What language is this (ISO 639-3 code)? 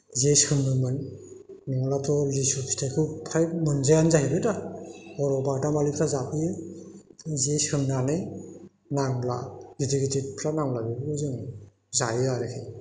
brx